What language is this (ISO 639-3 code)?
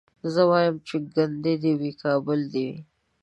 pus